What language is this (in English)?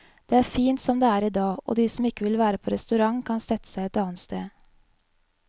Norwegian